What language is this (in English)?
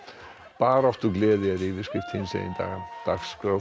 Icelandic